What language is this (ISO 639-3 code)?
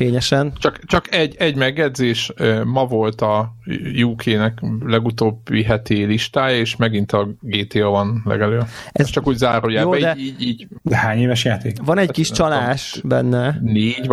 hun